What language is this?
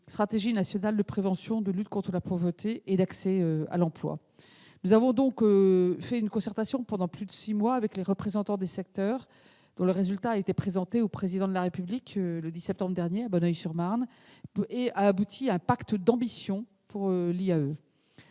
French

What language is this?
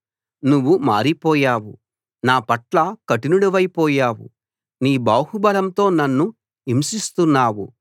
Telugu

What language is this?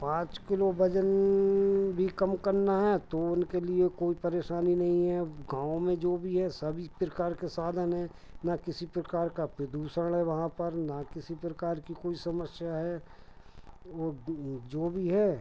Hindi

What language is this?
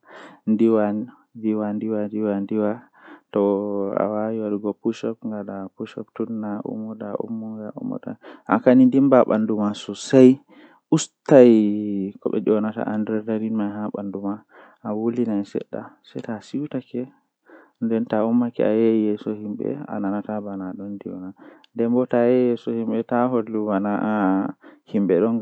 Western Niger Fulfulde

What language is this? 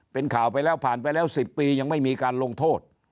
Thai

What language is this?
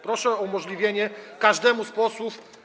Polish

